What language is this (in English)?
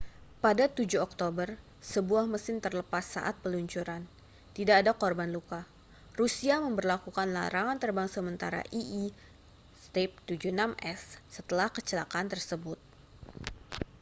Indonesian